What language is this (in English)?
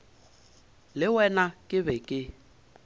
Northern Sotho